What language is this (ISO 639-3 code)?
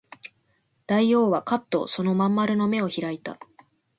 jpn